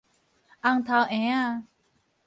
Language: Min Nan Chinese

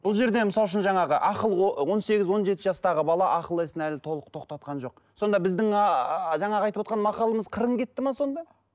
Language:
Kazakh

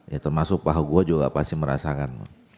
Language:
Indonesian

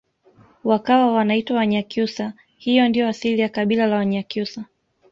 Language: Swahili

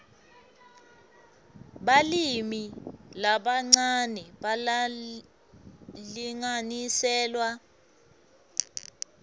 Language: Swati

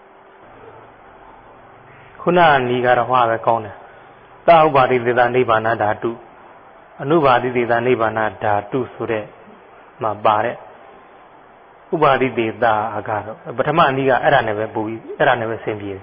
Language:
Thai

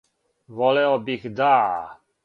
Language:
Serbian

